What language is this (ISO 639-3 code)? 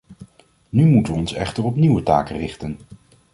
nld